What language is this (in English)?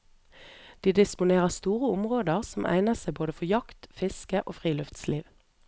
Norwegian